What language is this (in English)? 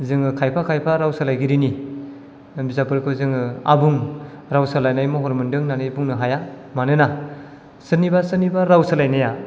Bodo